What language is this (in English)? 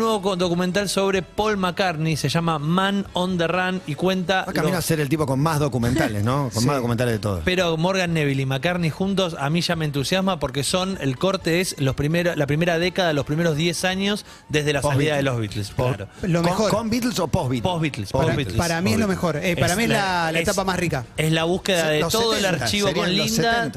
Spanish